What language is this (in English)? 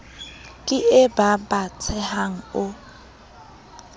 Southern Sotho